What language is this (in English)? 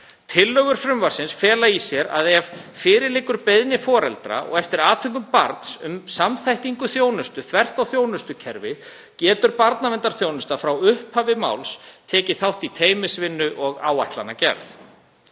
Icelandic